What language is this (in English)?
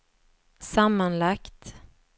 Swedish